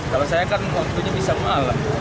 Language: Indonesian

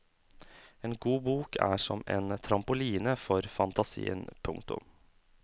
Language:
Norwegian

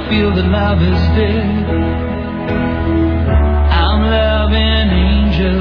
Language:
Vietnamese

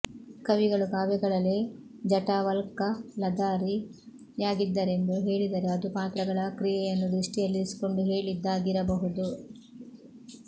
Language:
Kannada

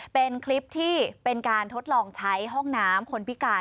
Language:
Thai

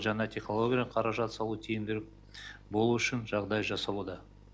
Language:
Kazakh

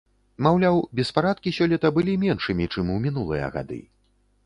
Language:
Belarusian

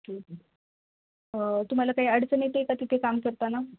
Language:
Marathi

